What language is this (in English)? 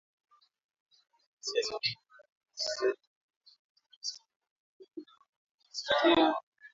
Swahili